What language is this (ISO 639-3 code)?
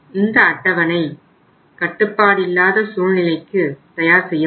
tam